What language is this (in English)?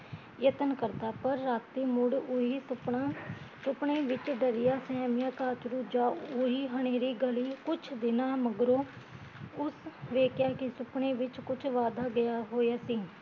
Punjabi